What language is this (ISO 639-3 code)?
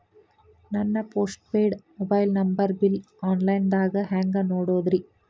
kan